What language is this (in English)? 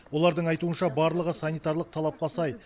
Kazakh